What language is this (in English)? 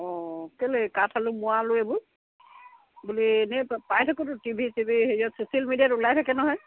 Assamese